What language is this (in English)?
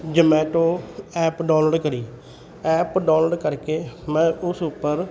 Punjabi